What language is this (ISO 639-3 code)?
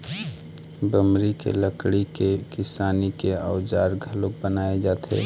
hne